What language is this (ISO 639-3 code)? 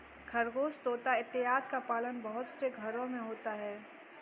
hin